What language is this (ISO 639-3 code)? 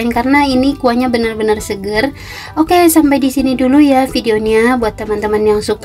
ind